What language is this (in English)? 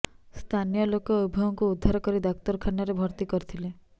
Odia